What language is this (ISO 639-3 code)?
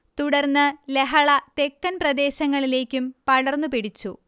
mal